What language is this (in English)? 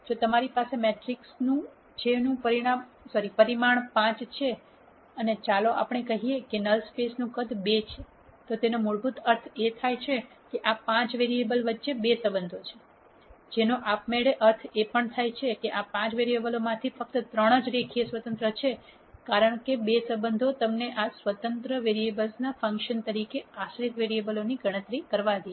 Gujarati